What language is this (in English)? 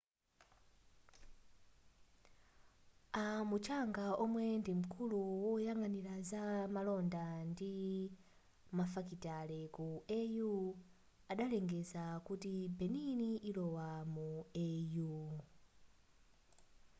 Nyanja